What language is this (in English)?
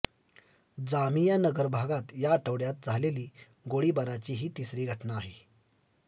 Marathi